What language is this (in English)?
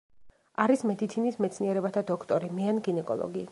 Georgian